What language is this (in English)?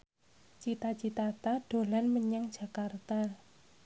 Javanese